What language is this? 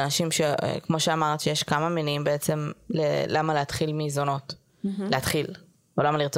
Hebrew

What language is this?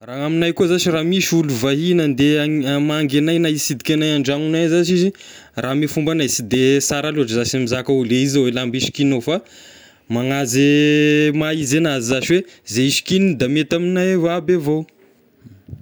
Tesaka Malagasy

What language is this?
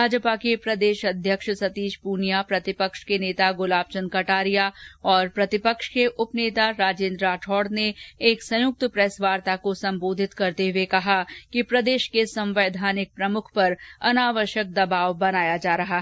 Hindi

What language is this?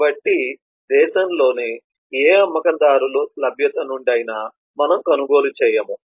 Telugu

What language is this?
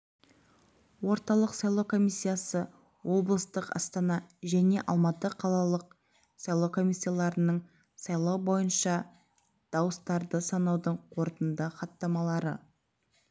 Kazakh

